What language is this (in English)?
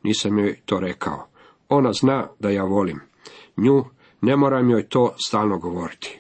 Croatian